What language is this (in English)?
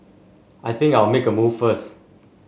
English